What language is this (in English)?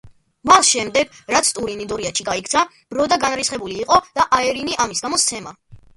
Georgian